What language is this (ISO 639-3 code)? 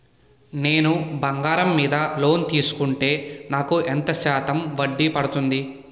tel